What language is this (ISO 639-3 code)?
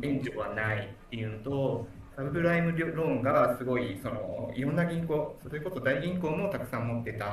jpn